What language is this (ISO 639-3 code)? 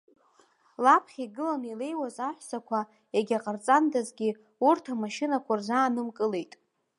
abk